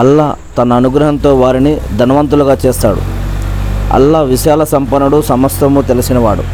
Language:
Telugu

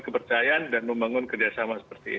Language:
Indonesian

